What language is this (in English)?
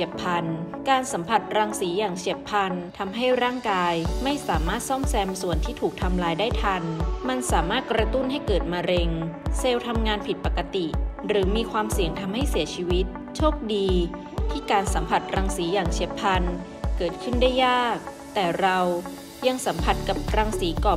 Thai